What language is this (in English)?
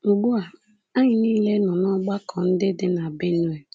Igbo